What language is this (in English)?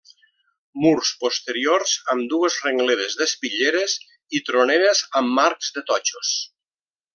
Catalan